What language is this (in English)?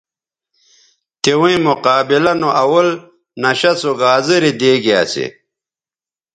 Bateri